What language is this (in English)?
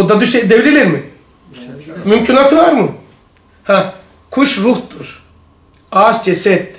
Turkish